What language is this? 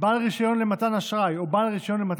Hebrew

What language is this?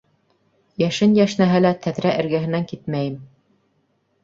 Bashkir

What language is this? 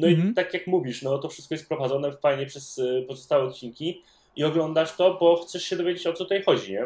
Polish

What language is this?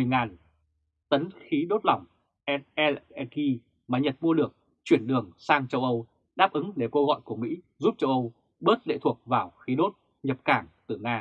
Vietnamese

